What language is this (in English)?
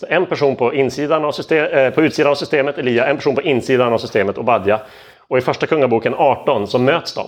Swedish